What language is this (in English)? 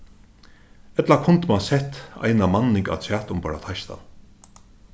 Faroese